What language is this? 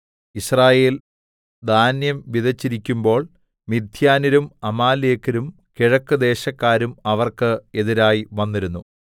Malayalam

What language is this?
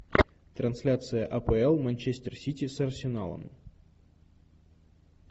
Russian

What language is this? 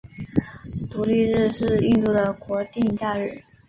Chinese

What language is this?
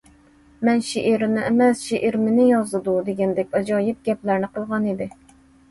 Uyghur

